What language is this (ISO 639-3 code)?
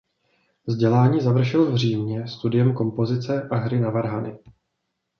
ces